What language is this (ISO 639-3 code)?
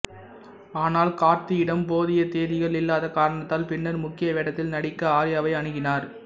tam